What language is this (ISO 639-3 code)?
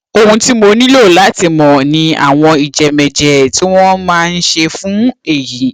yor